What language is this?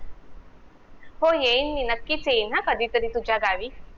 Marathi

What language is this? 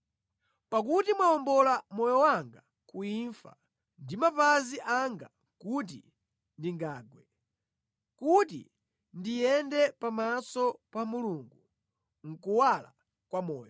Nyanja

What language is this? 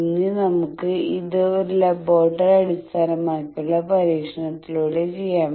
Malayalam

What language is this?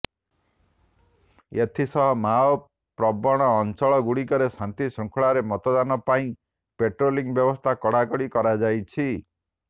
Odia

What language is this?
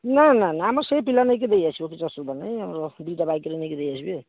Odia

